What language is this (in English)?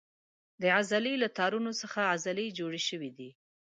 Pashto